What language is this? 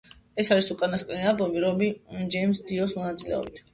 Georgian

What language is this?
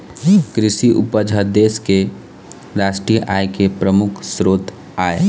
Chhattisgarhi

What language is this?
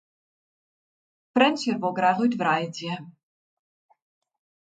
Western Frisian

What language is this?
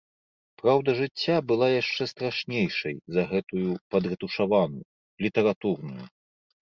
Belarusian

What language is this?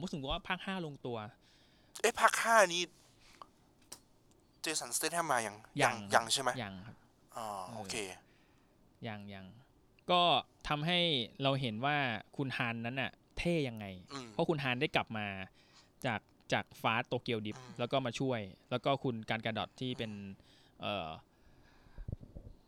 Thai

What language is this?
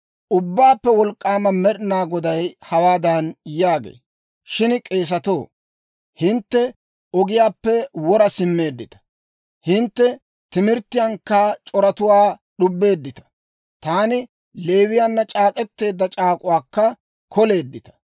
Dawro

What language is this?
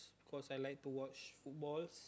English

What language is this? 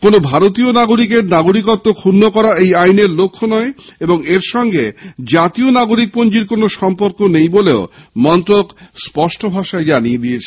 Bangla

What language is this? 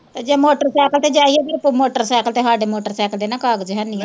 Punjabi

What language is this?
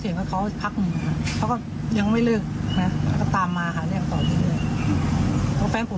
Thai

